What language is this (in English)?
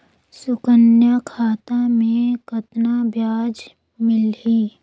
Chhattisgarhi